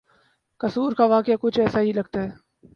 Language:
Urdu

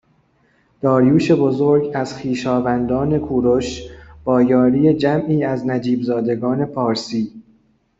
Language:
Persian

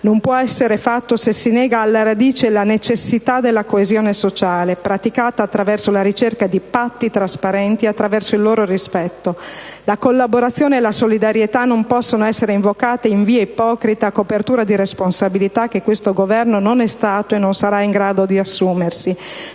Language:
Italian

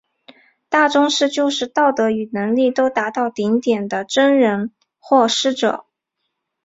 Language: Chinese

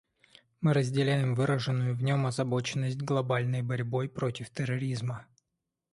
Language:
Russian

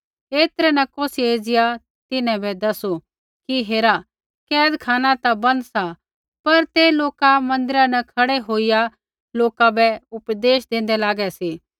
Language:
Kullu Pahari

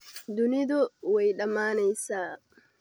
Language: Somali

